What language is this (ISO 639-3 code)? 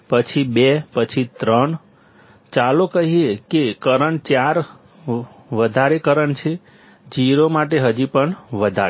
guj